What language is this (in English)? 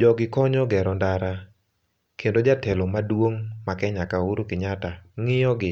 Luo (Kenya and Tanzania)